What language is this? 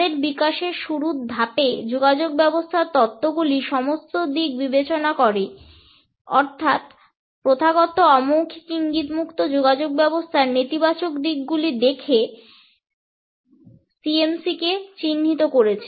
Bangla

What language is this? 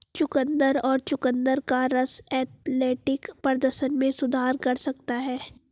Hindi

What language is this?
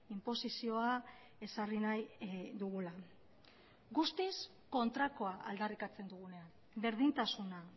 Basque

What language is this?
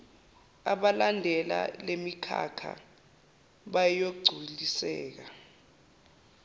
Zulu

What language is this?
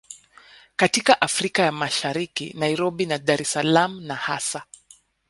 Swahili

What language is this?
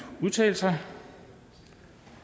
Danish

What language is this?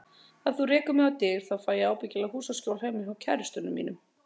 Icelandic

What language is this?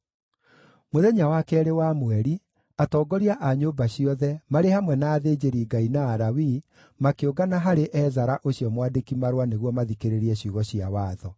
Kikuyu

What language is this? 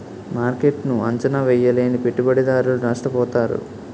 Telugu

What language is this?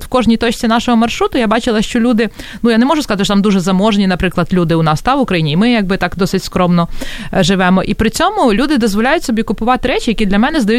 Ukrainian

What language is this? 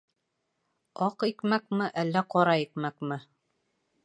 Bashkir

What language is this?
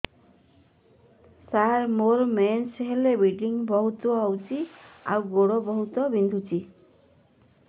Odia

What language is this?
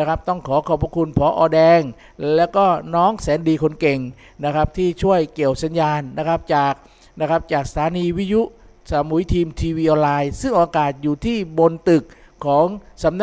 Thai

